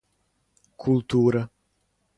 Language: Serbian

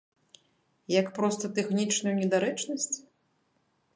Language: Belarusian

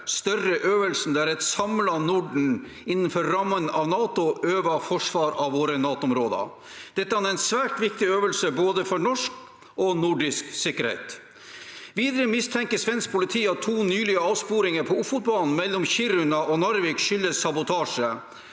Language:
Norwegian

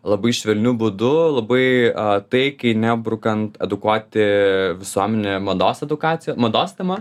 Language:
Lithuanian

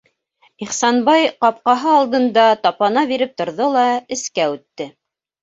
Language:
Bashkir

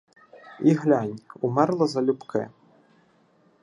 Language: Ukrainian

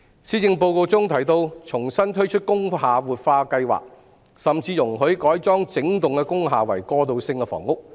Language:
Cantonese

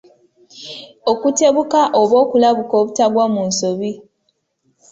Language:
Ganda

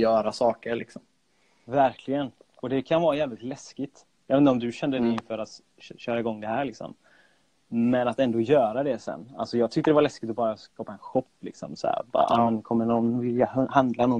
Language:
Swedish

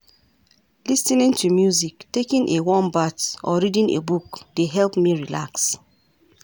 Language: Nigerian Pidgin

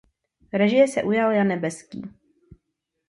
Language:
Czech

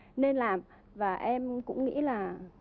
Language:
Vietnamese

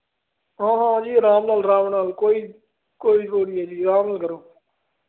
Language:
Punjabi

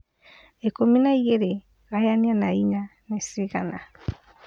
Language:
Kikuyu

